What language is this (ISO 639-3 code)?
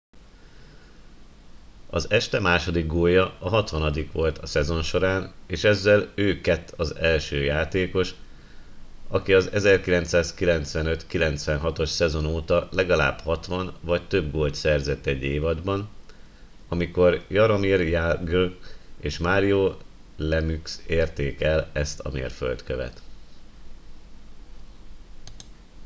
hun